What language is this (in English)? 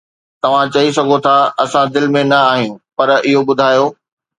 Sindhi